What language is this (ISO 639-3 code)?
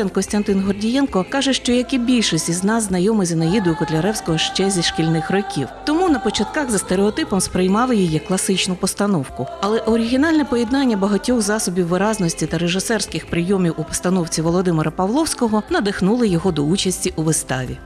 ukr